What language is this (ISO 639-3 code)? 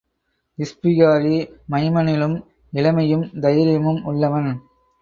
tam